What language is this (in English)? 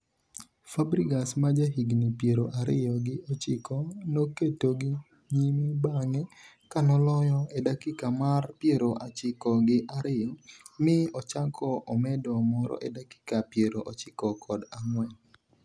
Luo (Kenya and Tanzania)